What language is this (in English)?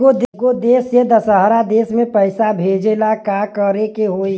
Bhojpuri